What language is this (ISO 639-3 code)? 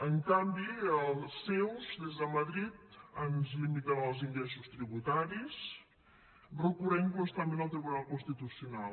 cat